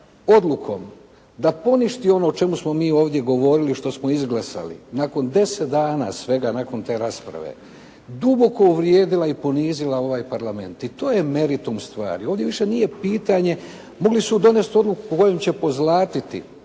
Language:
Croatian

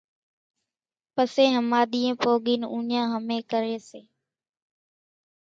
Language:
Kachi Koli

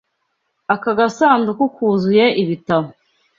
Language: Kinyarwanda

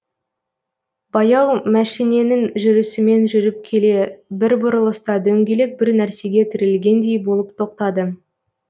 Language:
Kazakh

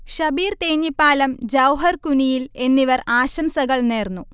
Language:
Malayalam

